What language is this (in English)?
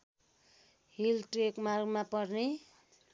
Nepali